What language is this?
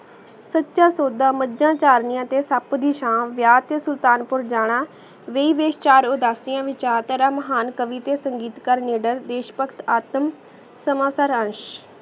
Punjabi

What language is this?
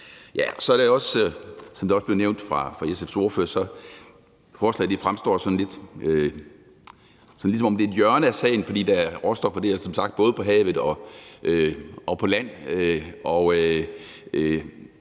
Danish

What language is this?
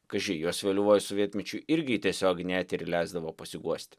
Lithuanian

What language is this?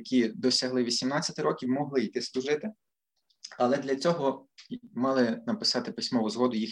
Ukrainian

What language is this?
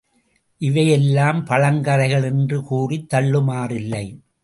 Tamil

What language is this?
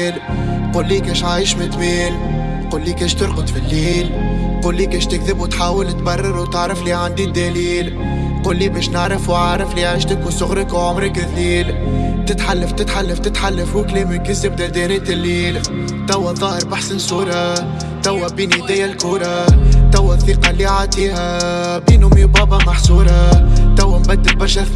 Arabic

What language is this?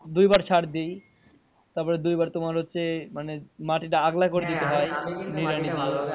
Bangla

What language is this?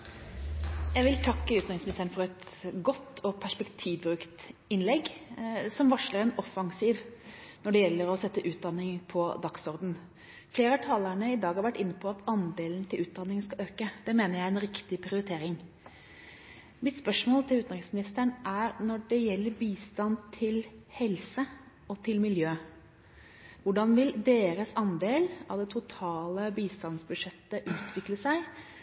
Norwegian Bokmål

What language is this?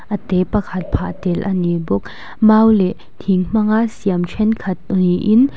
Mizo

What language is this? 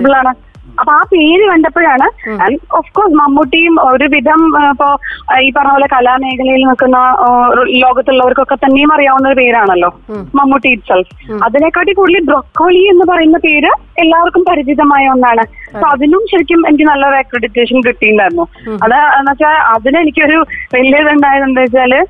Malayalam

